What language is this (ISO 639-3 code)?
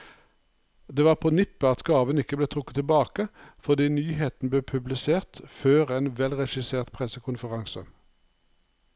nor